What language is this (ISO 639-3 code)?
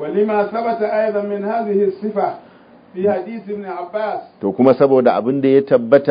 ara